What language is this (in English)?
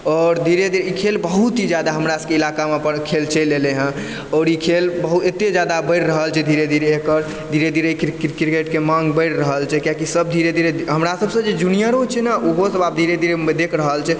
Maithili